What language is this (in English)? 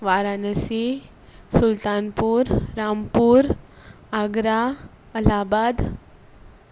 Konkani